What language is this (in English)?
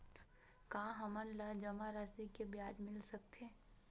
Chhattisgarhi